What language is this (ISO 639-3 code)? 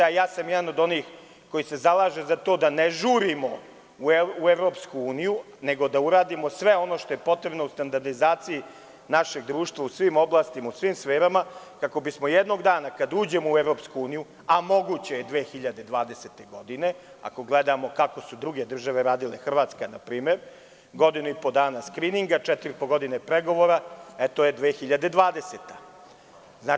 srp